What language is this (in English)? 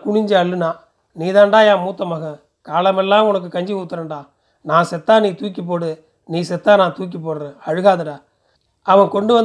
Tamil